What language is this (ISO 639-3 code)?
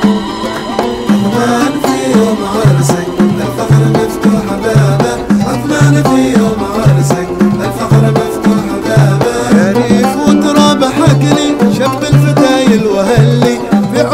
ara